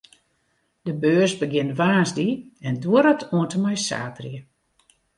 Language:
Western Frisian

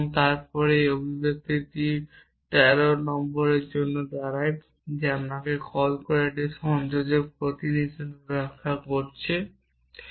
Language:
Bangla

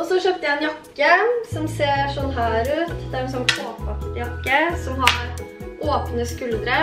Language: Norwegian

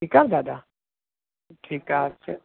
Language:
Sindhi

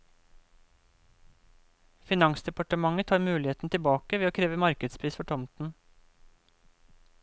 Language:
Norwegian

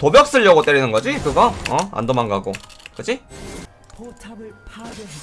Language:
Korean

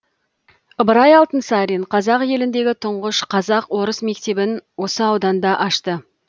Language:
Kazakh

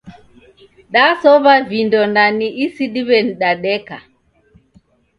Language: Taita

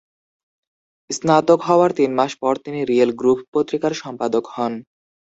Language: Bangla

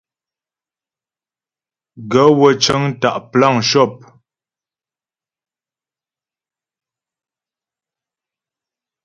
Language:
Ghomala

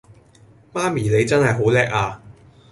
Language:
Cantonese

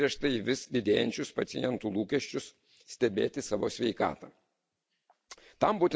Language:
Lithuanian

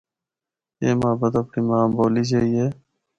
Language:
Northern Hindko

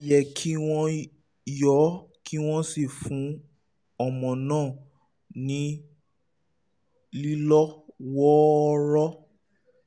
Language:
Yoruba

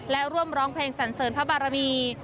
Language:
Thai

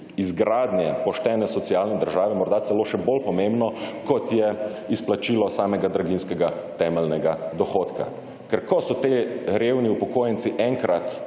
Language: Slovenian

